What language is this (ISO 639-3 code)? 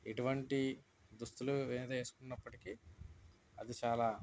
tel